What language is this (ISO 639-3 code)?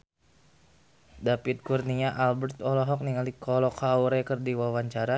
sun